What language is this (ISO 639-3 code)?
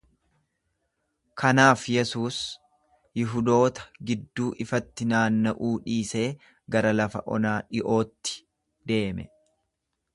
orm